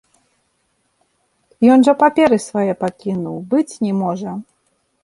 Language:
Belarusian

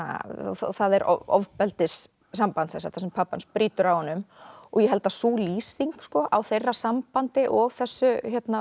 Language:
Icelandic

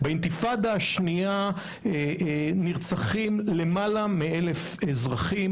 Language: Hebrew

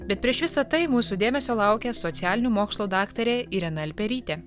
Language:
Lithuanian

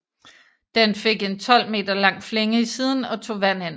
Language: Danish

